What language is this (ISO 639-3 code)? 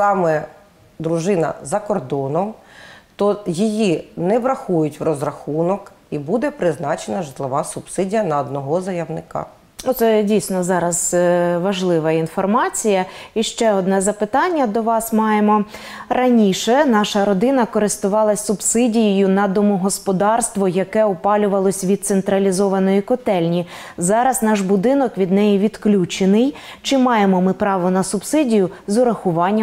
ukr